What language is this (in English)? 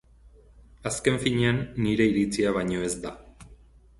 Basque